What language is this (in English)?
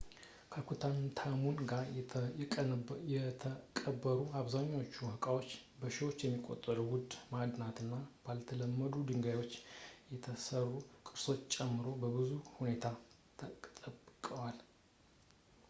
Amharic